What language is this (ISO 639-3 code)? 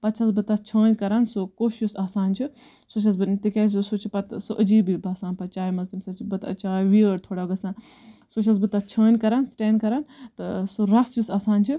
kas